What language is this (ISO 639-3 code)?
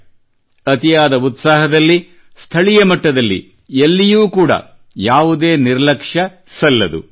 kan